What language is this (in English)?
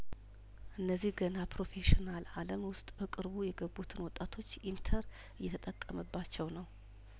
Amharic